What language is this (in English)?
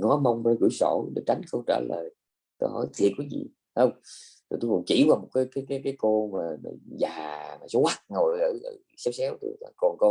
Vietnamese